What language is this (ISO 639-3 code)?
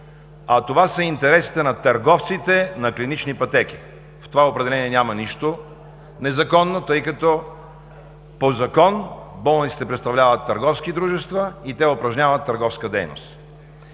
bul